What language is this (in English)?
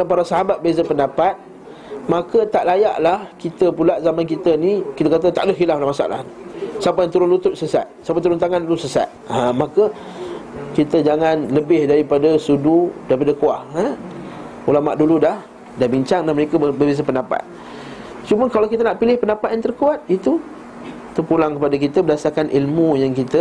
Malay